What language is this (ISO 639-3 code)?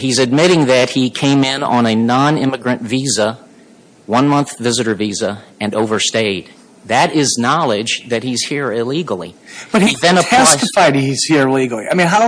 eng